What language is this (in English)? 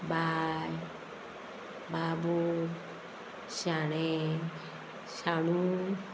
Konkani